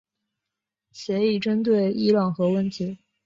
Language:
Chinese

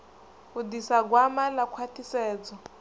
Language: Venda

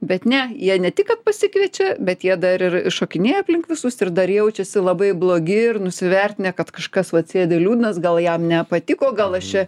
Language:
Lithuanian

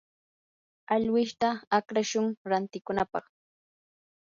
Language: Yanahuanca Pasco Quechua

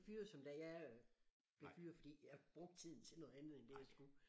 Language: Danish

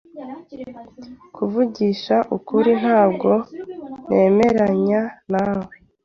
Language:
Kinyarwanda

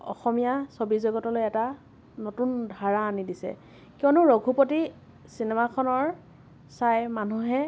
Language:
Assamese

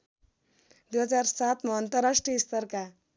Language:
Nepali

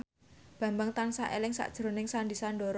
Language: Javanese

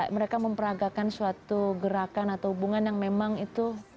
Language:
Indonesian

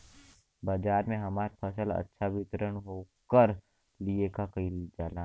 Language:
Bhojpuri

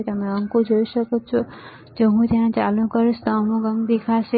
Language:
Gujarati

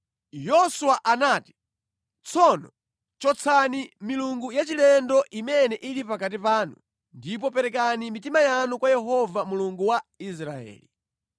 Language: Nyanja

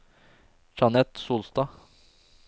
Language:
Norwegian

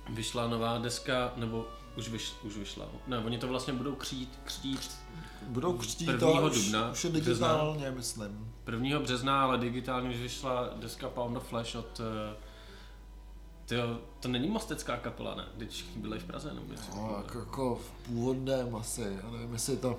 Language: Czech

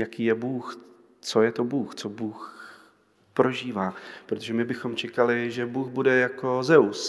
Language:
Czech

